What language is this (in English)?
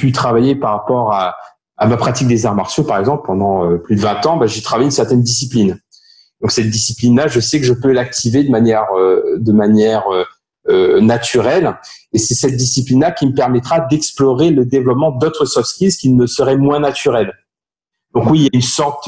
French